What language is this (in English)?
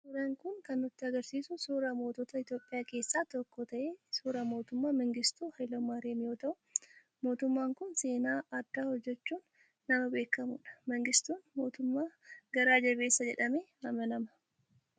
Oromo